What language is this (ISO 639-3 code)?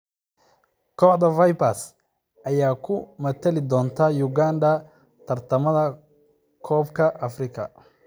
som